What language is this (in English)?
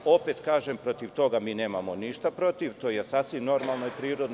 Serbian